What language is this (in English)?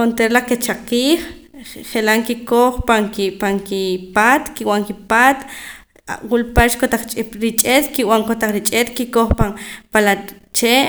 Poqomam